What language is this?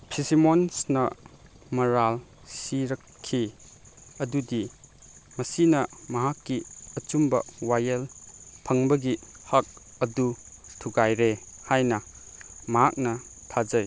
Manipuri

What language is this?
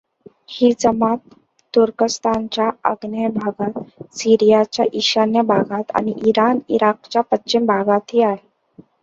Marathi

